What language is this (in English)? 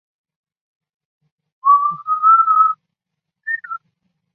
Chinese